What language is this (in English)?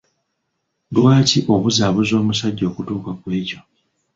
Ganda